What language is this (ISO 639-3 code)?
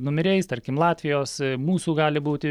lit